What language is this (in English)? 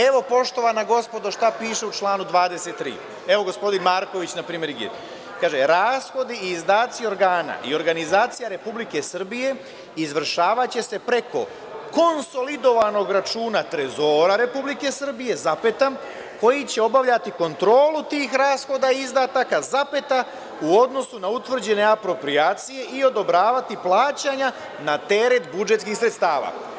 Serbian